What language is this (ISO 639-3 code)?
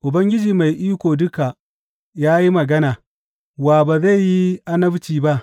hau